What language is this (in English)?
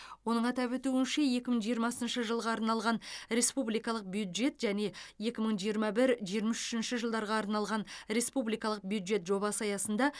Kazakh